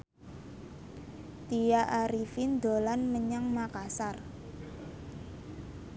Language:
Javanese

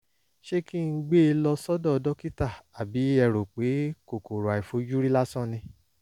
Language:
Yoruba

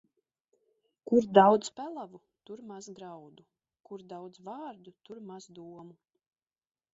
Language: Latvian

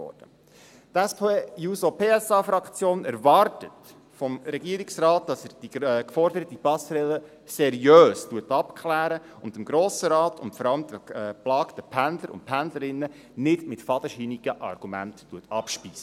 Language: Swiss German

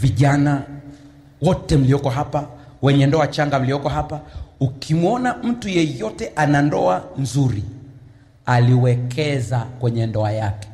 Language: Swahili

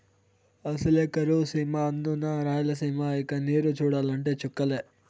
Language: Telugu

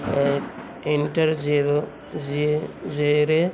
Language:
Urdu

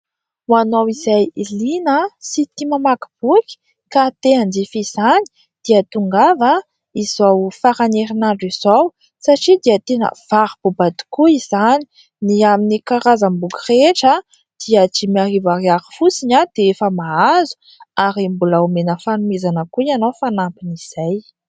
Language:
Malagasy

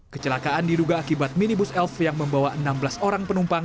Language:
Indonesian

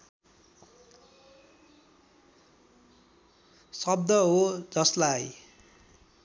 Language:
Nepali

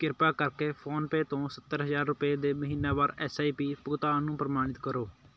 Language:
Punjabi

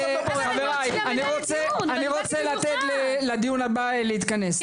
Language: Hebrew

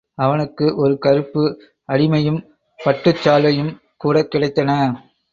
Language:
Tamil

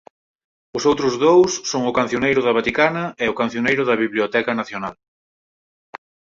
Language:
Galician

